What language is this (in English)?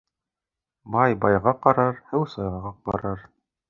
Bashkir